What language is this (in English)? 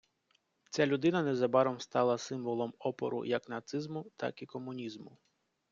Ukrainian